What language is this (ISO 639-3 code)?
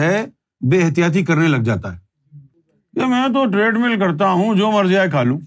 urd